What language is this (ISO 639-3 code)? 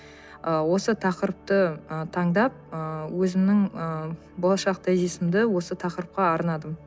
kaz